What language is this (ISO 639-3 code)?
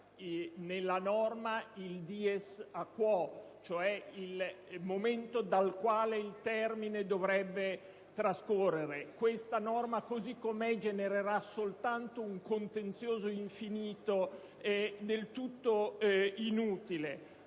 ita